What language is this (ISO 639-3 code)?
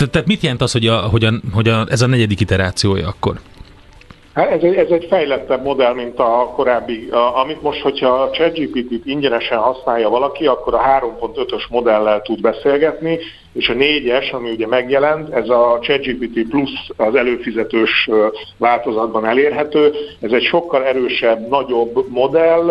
hun